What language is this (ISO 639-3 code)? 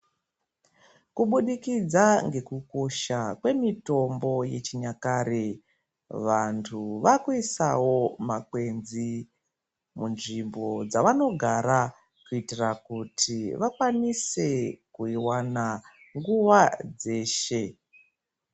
ndc